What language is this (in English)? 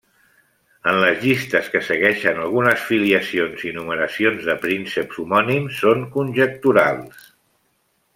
Catalan